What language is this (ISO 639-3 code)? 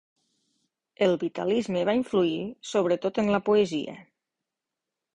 cat